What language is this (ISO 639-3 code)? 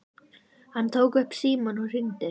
isl